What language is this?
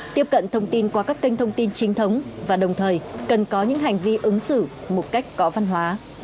Vietnamese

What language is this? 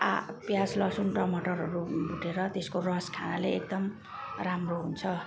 Nepali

